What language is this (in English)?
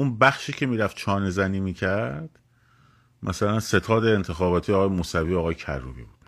Persian